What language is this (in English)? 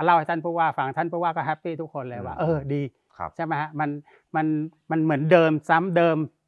Thai